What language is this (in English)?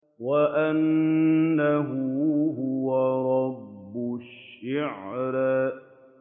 Arabic